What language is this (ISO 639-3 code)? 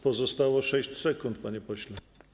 pol